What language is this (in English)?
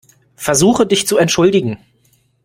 German